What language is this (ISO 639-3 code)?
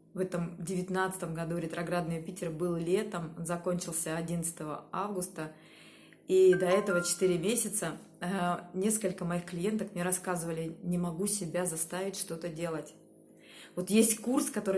rus